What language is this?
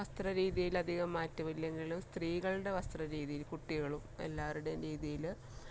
Malayalam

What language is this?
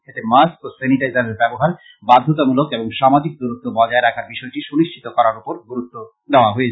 Bangla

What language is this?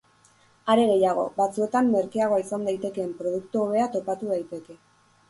Basque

